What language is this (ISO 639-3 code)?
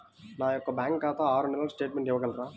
tel